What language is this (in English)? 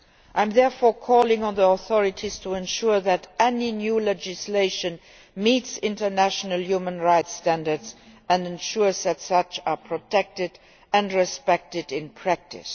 English